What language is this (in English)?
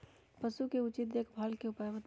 Magahi